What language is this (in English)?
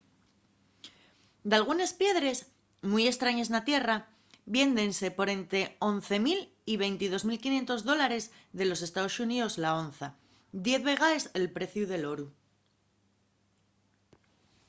Asturian